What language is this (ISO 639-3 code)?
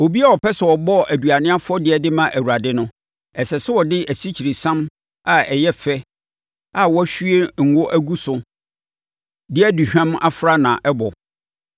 aka